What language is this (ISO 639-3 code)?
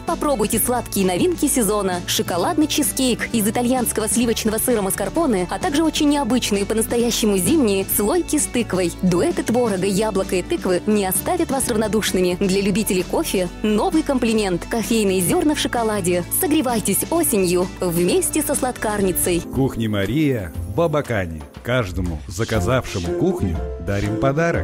rus